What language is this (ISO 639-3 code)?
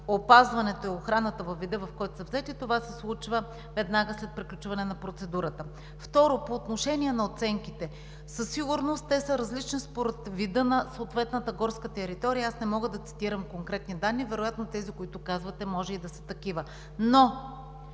bul